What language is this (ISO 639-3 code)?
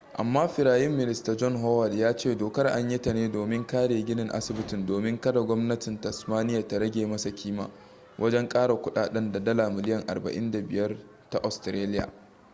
hau